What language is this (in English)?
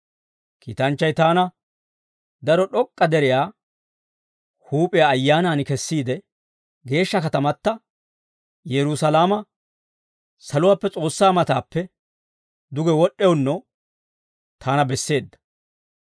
Dawro